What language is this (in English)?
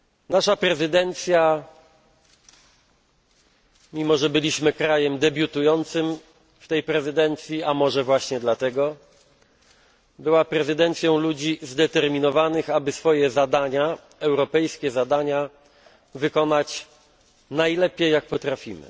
Polish